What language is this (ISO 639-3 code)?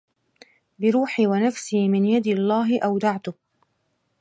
ara